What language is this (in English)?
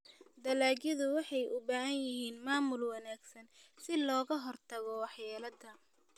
Somali